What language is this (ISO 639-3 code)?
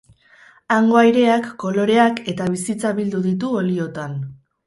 eus